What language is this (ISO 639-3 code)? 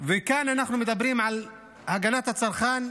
heb